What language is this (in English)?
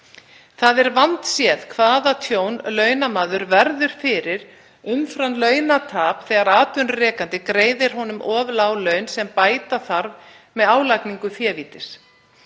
Icelandic